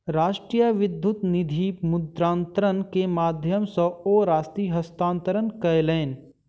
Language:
Maithili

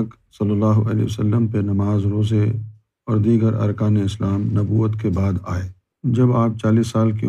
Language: Urdu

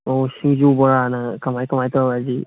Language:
Manipuri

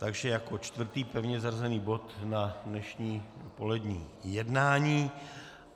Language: Czech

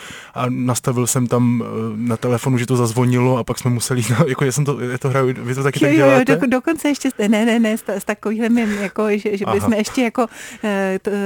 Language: Czech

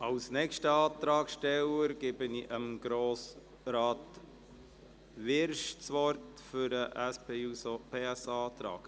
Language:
Swiss German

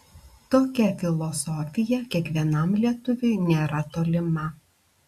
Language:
Lithuanian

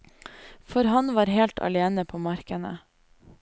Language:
Norwegian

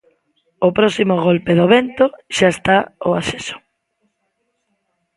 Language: Galician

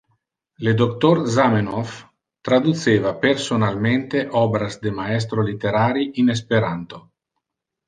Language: Interlingua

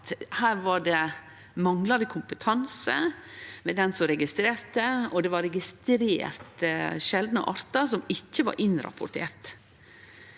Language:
Norwegian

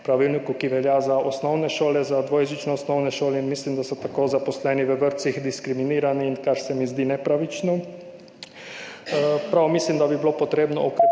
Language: Slovenian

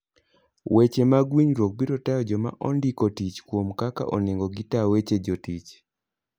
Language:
Luo (Kenya and Tanzania)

